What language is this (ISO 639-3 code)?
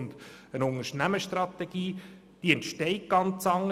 gsw